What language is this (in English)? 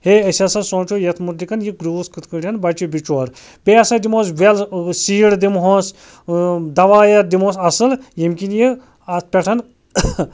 Kashmiri